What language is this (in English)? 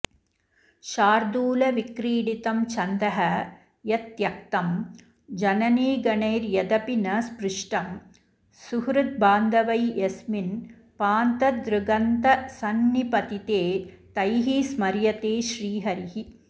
Sanskrit